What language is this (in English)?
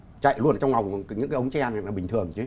Vietnamese